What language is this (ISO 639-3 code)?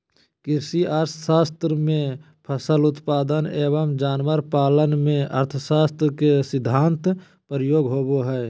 mag